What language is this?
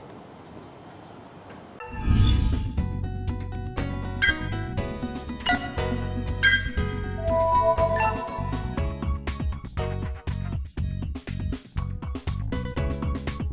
Vietnamese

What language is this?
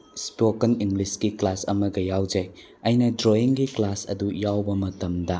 Manipuri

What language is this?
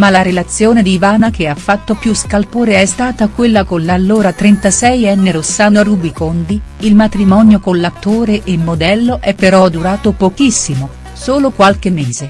Italian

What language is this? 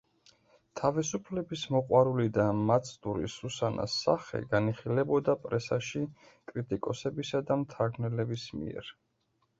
Georgian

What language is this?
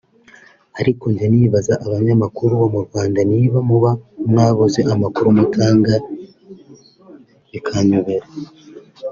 Kinyarwanda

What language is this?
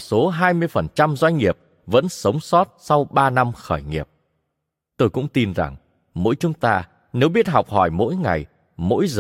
Vietnamese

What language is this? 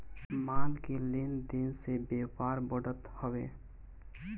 Bhojpuri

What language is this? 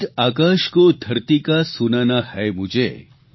Gujarati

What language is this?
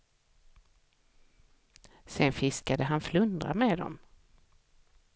Swedish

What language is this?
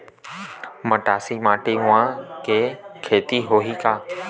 Chhattisgarhi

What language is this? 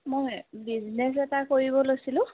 Assamese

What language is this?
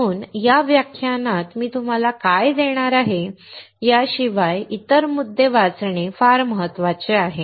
Marathi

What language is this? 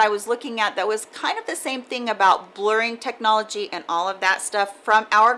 English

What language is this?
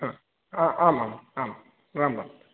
Sanskrit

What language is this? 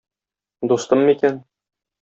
Tatar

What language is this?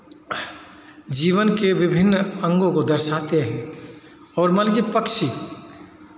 Hindi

